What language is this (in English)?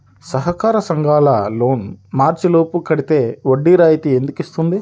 Telugu